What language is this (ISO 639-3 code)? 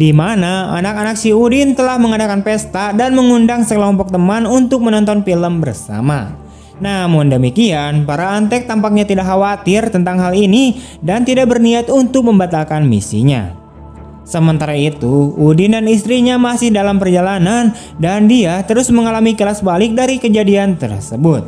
ind